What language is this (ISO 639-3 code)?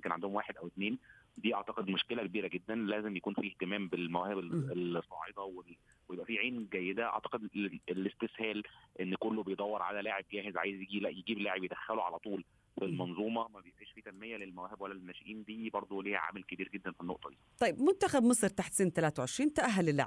ara